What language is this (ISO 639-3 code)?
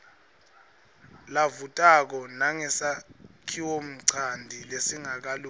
ssw